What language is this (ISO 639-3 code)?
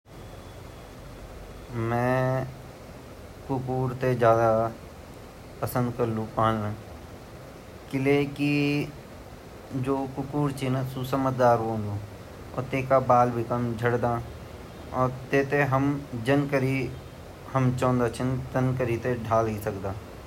gbm